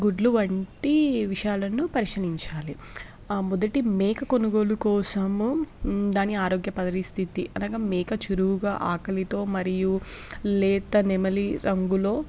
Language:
Telugu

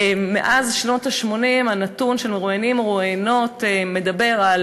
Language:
Hebrew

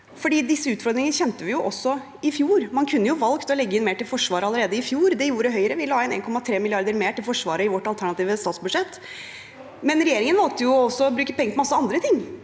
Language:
Norwegian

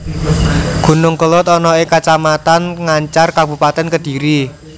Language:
Javanese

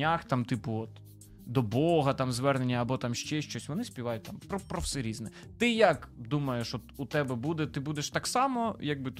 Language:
Ukrainian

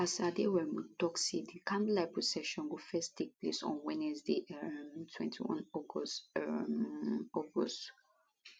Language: Nigerian Pidgin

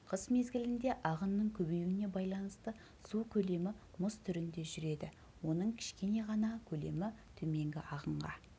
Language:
Kazakh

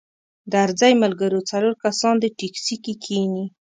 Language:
Pashto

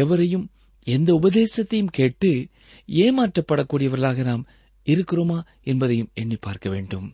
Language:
Tamil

